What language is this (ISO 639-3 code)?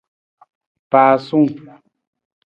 nmz